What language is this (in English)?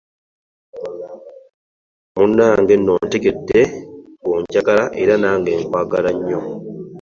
Ganda